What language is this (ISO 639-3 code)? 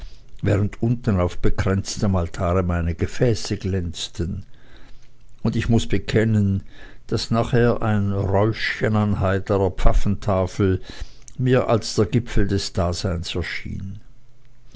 deu